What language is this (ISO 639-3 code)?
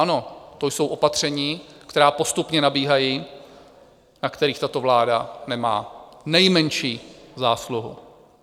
ces